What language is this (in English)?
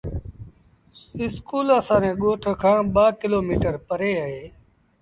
Sindhi Bhil